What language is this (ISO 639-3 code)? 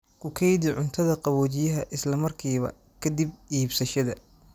som